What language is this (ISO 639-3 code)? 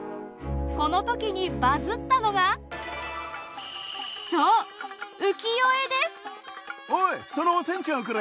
jpn